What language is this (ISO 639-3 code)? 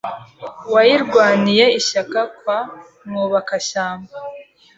kin